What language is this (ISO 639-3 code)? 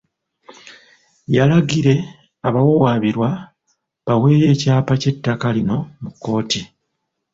lug